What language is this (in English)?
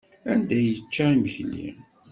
Kabyle